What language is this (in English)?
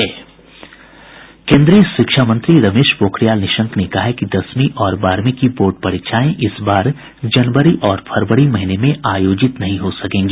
Hindi